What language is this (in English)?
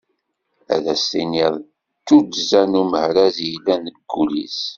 Kabyle